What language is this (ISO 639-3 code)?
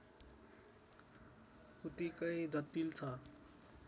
nep